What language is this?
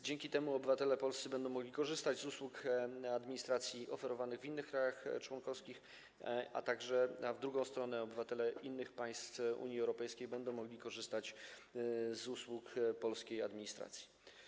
Polish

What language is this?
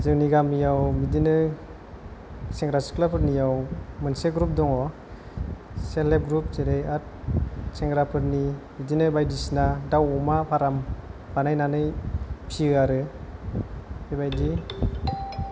Bodo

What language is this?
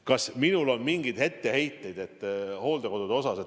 Estonian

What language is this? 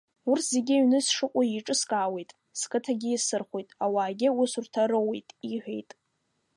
Abkhazian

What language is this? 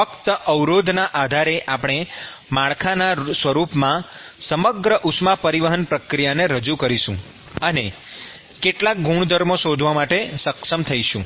Gujarati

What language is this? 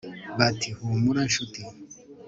Kinyarwanda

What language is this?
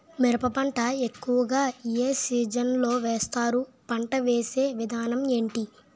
Telugu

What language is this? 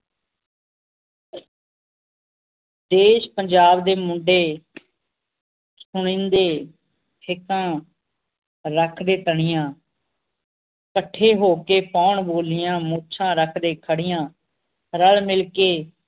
Punjabi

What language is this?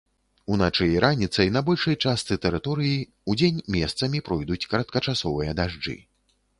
Belarusian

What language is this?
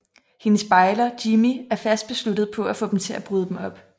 Danish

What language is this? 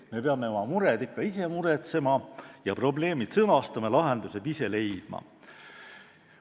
Estonian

